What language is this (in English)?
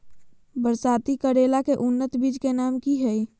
Magahi